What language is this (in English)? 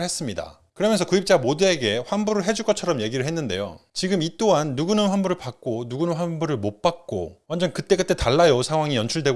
Korean